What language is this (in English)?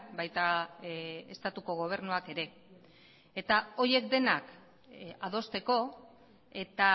Basque